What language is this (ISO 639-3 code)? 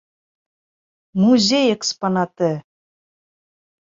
bak